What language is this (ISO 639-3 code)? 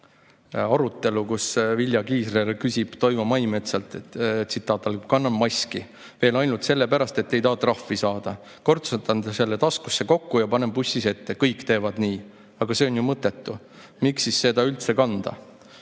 est